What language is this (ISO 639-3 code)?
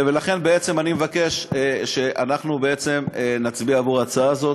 heb